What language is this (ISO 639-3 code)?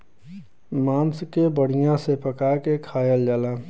bho